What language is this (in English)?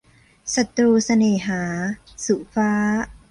Thai